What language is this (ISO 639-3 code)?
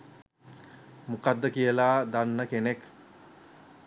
sin